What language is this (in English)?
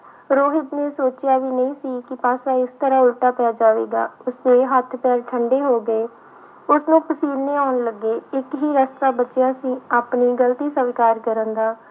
Punjabi